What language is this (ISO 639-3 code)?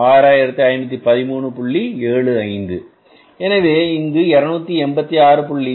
tam